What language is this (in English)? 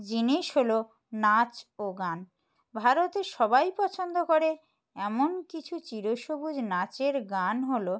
Bangla